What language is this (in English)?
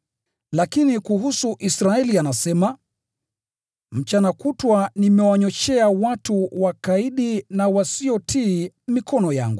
Swahili